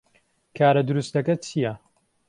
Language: Central Kurdish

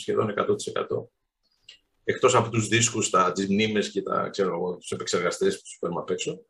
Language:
Greek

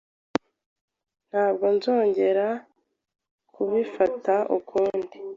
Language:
Kinyarwanda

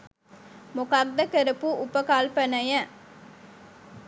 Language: Sinhala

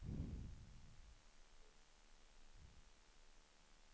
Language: Swedish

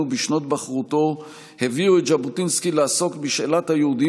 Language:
Hebrew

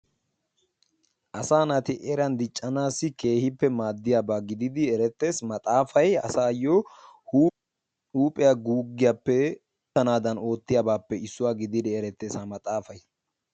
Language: Wolaytta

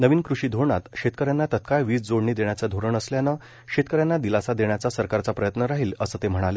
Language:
Marathi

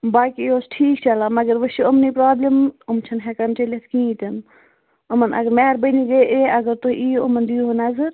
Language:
Kashmiri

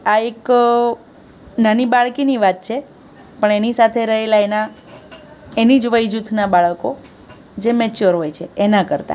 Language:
Gujarati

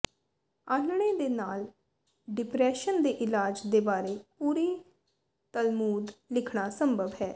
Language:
Punjabi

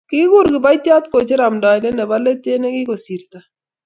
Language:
Kalenjin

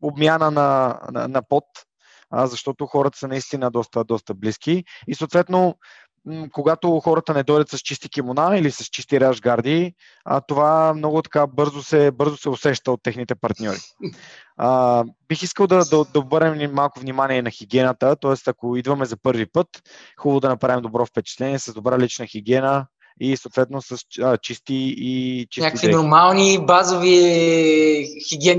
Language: Bulgarian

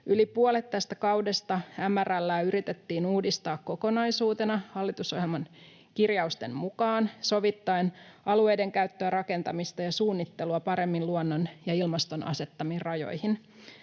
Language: Finnish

